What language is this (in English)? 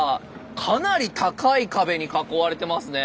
Japanese